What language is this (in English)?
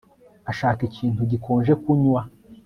Kinyarwanda